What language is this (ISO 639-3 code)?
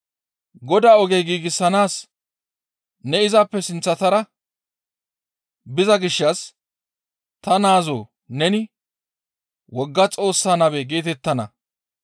gmv